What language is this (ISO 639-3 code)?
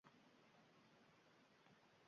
uzb